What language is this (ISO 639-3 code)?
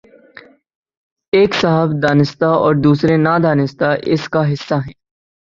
urd